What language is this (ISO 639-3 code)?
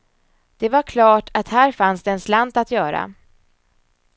swe